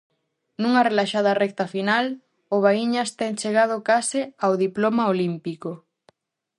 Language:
Galician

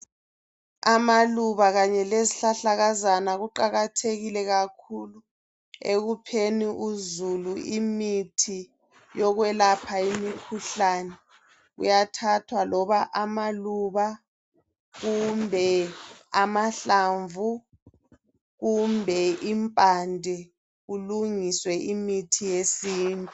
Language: North Ndebele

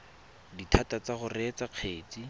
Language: Tswana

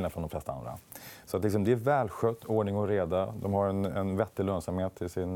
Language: Swedish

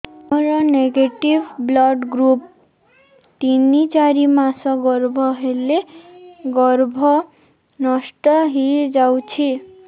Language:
Odia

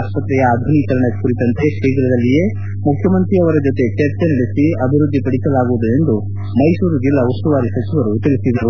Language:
Kannada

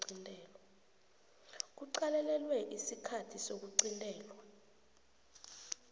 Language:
South Ndebele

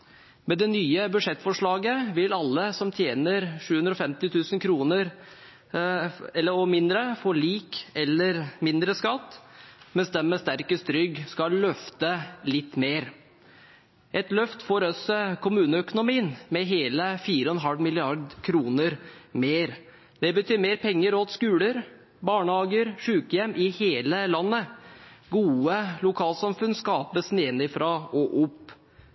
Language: Norwegian Bokmål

